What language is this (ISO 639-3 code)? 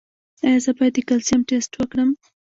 pus